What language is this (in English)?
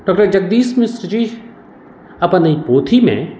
Maithili